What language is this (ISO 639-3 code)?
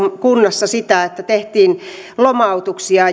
fin